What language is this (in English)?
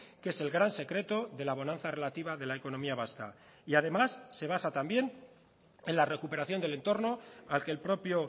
Spanish